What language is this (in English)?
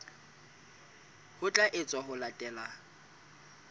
Southern Sotho